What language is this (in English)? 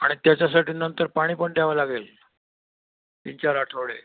Marathi